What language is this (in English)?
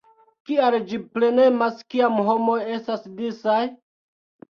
Esperanto